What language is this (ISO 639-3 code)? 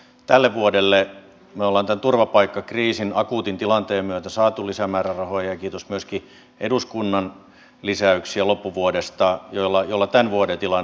fin